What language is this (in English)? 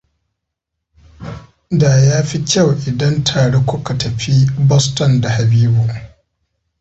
Hausa